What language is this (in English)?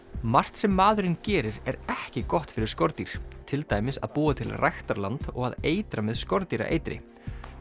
Icelandic